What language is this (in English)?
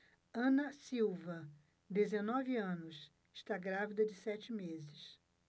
Portuguese